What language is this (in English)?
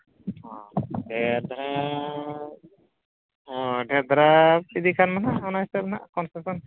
Santali